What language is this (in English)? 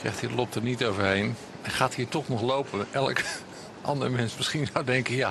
Dutch